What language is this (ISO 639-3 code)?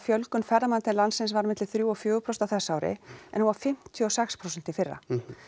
isl